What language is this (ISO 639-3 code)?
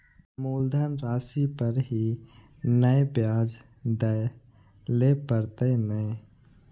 mai